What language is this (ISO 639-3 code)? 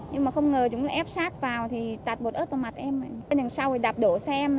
vie